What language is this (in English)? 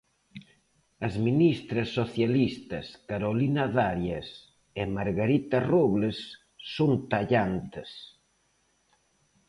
Galician